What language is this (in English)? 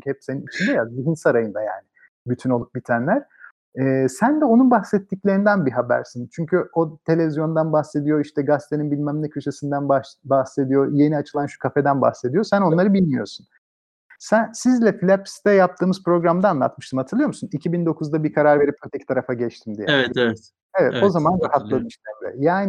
Turkish